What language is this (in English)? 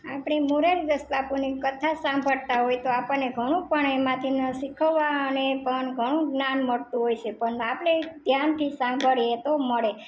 Gujarati